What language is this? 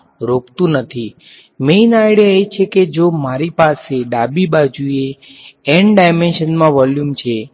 Gujarati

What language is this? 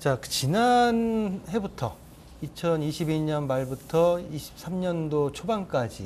Korean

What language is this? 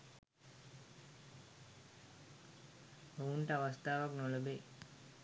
Sinhala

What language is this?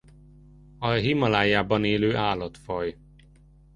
Hungarian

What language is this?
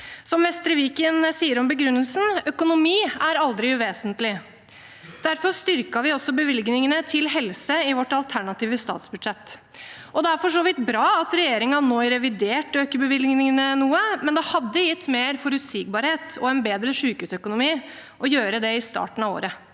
Norwegian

